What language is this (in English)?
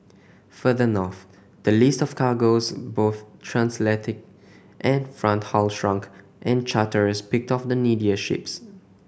English